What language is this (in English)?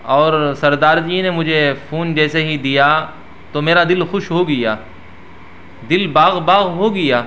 Urdu